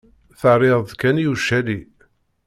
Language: Kabyle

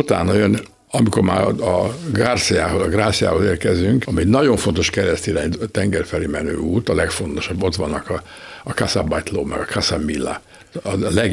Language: Hungarian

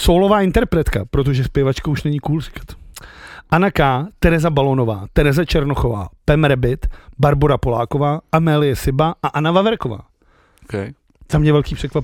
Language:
Czech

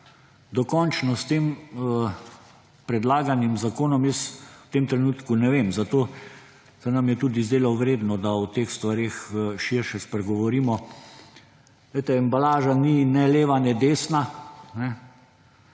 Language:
Slovenian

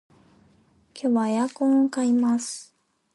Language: Japanese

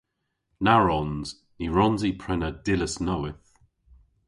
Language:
Cornish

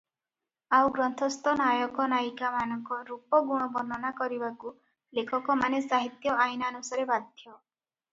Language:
Odia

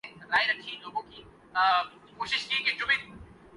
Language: Urdu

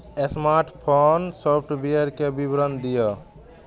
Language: Maithili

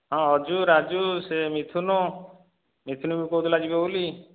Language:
Odia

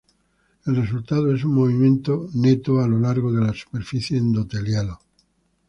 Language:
Spanish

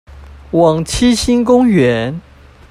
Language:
Chinese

